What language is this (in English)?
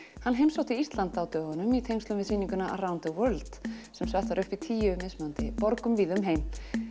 Icelandic